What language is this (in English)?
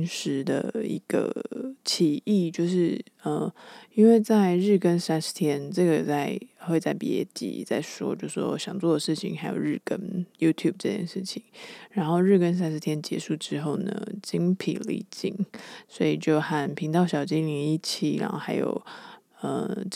Chinese